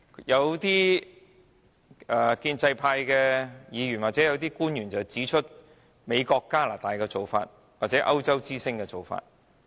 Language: Cantonese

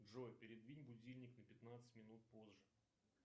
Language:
Russian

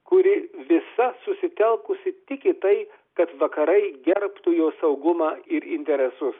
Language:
Lithuanian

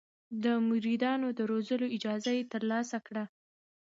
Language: Pashto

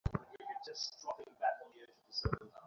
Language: Bangla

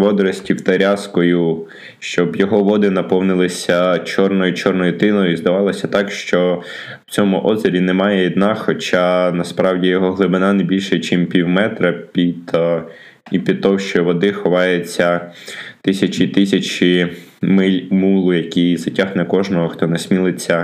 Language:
Ukrainian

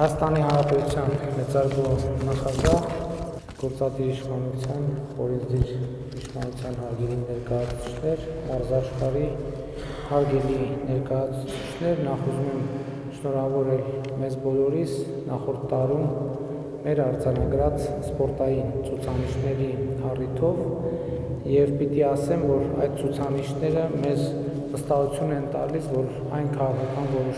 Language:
Romanian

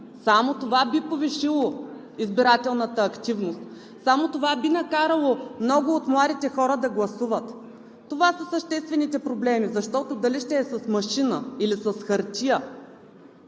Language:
Bulgarian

